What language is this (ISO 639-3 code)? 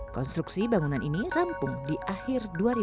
ind